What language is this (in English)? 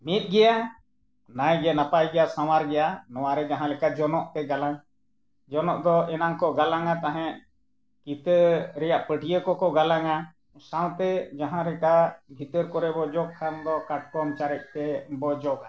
Santali